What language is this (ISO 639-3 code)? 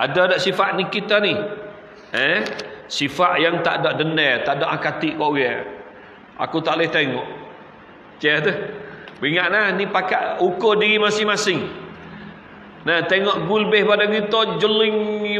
msa